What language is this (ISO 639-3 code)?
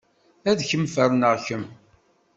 kab